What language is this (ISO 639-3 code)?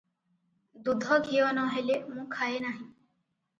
ori